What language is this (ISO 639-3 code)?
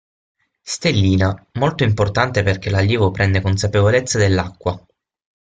ita